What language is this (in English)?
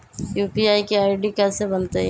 Magahi